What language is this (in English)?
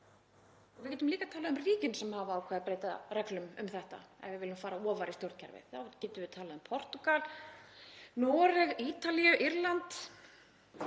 Icelandic